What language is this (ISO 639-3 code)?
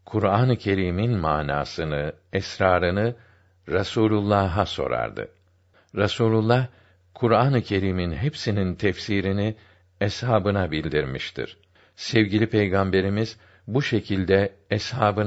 tur